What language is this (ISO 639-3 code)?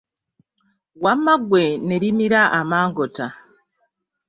lug